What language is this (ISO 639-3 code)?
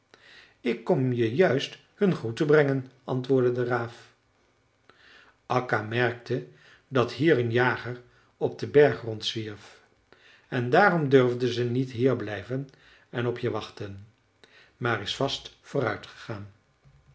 nld